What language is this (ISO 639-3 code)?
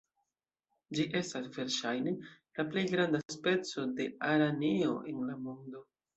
epo